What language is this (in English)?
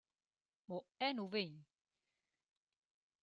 Romansh